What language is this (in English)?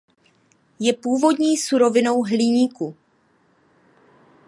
Czech